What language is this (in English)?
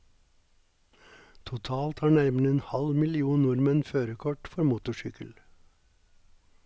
Norwegian